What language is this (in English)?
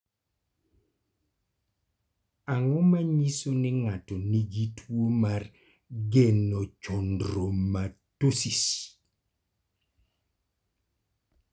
Luo (Kenya and Tanzania)